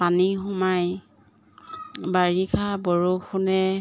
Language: Assamese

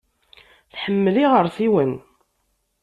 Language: Kabyle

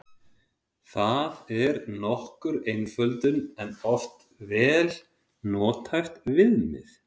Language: Icelandic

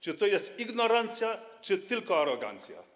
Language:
Polish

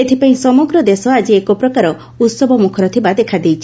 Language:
Odia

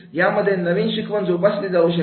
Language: Marathi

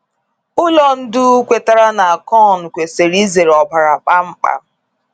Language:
Igbo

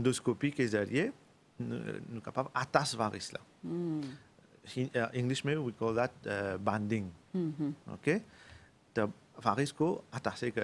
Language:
French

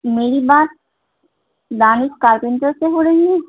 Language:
Urdu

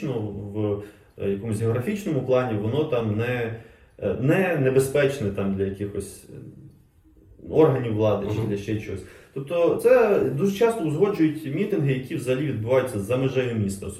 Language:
Ukrainian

